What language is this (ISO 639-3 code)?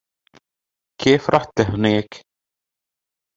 ara